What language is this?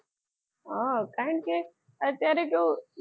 Gujarati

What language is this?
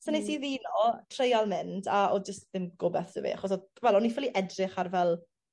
Welsh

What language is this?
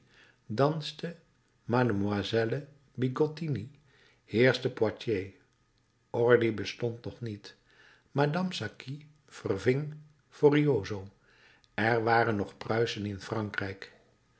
Dutch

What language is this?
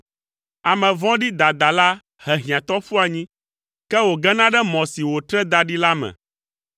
Ewe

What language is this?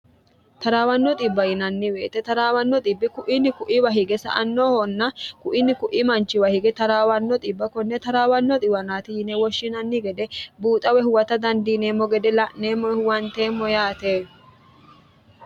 Sidamo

